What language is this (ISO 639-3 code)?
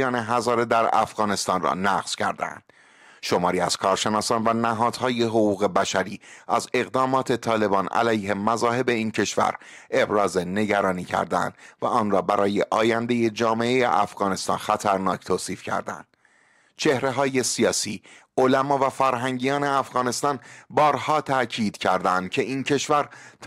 fas